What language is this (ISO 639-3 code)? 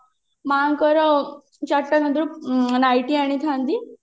ori